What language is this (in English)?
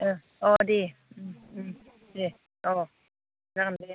Bodo